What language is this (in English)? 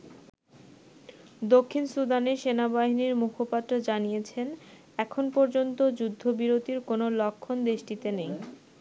Bangla